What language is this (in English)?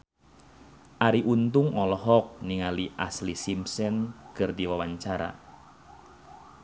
Sundanese